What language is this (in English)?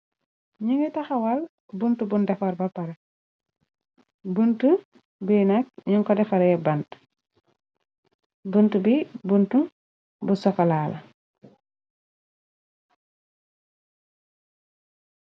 Wolof